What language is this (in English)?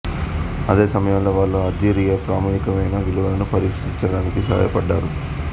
Telugu